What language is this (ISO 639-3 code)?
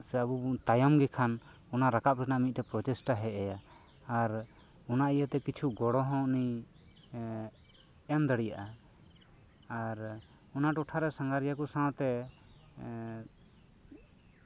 sat